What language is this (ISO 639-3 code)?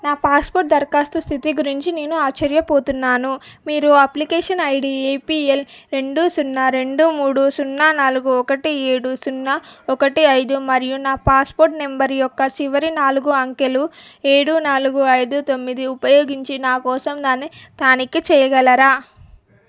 tel